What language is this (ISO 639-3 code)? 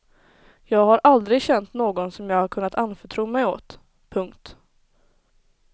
swe